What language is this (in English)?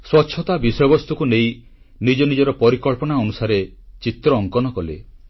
Odia